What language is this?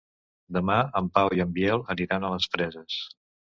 Catalan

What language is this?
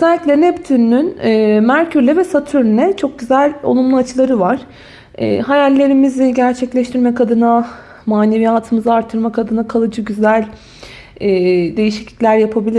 Turkish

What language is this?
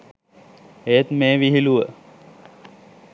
Sinhala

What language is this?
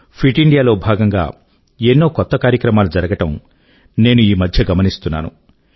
Telugu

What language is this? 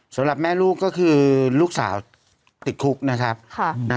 Thai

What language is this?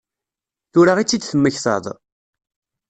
Kabyle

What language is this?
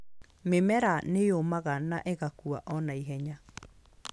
Kikuyu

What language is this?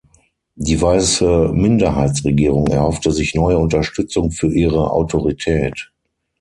German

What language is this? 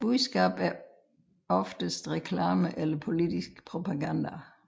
Danish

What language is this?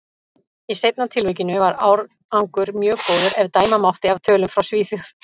Icelandic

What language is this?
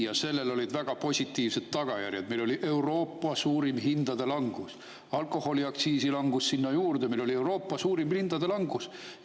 Estonian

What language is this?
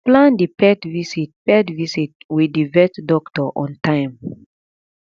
Nigerian Pidgin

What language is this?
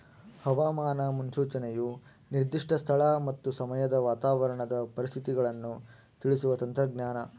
Kannada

